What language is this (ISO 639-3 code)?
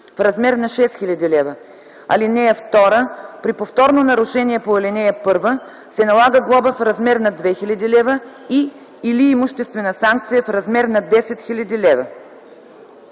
bul